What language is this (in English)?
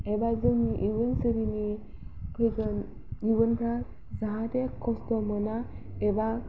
Bodo